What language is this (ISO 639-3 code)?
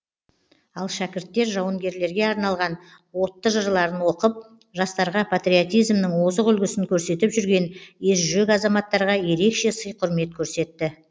kaz